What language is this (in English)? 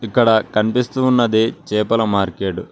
Telugu